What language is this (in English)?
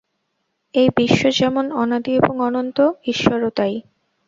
Bangla